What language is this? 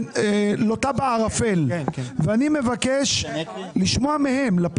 Hebrew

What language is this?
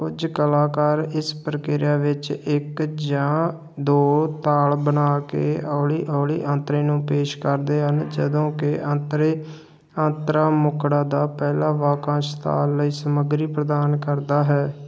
Punjabi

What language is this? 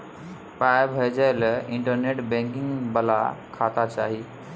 Maithili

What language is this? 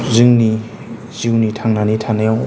Bodo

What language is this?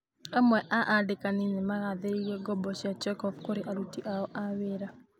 Kikuyu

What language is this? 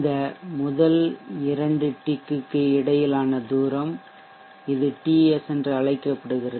Tamil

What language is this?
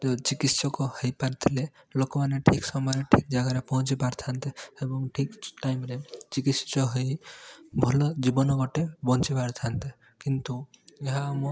Odia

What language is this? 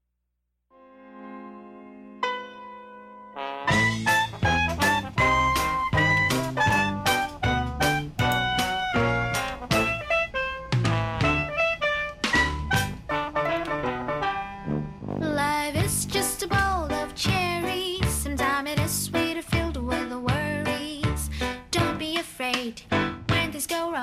Korean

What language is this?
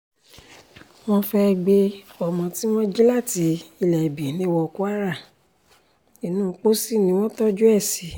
Yoruba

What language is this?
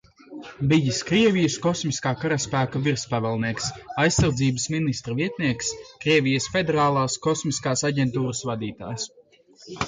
Latvian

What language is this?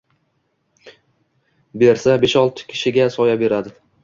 Uzbek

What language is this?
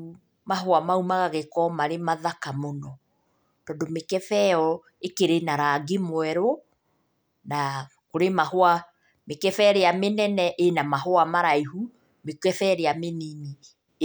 Kikuyu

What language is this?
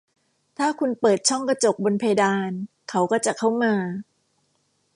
Thai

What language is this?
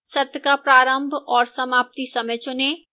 Hindi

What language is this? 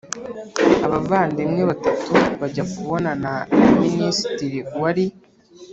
Kinyarwanda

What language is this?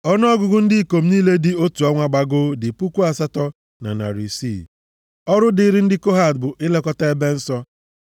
Igbo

